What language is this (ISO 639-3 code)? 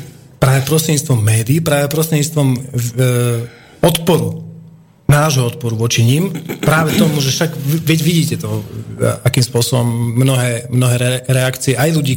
slk